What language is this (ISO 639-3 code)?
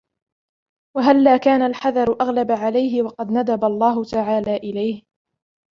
ara